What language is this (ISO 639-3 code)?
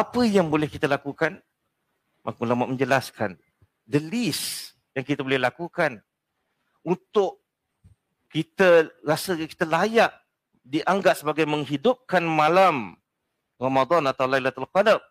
msa